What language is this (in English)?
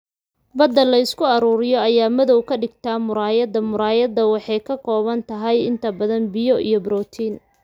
Somali